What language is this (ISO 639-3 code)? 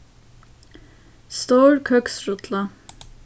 fao